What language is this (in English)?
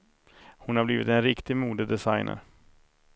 Swedish